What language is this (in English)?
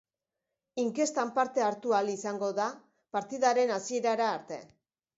Basque